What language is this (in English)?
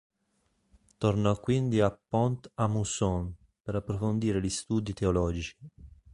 Italian